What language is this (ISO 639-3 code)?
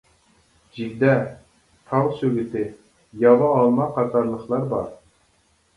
uig